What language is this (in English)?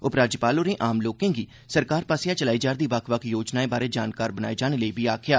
Dogri